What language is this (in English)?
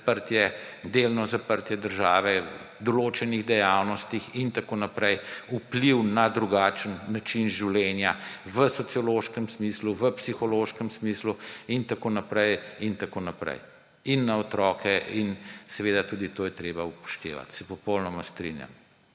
Slovenian